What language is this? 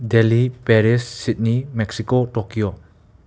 Manipuri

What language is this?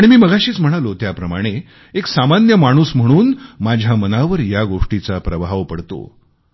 Marathi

